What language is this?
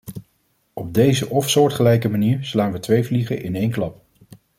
Dutch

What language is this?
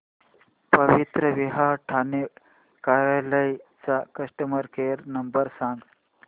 Marathi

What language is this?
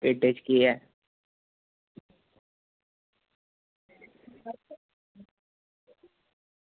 Dogri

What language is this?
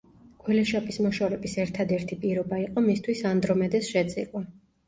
Georgian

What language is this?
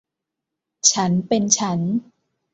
Thai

